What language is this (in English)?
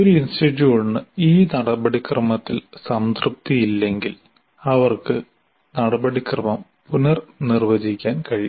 Malayalam